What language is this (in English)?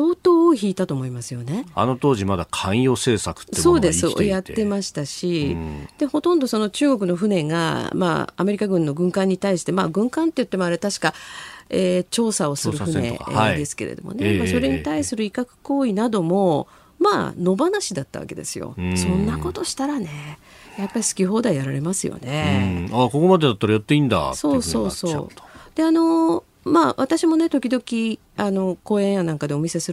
Japanese